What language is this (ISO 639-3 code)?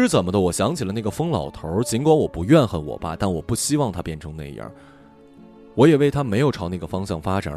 zho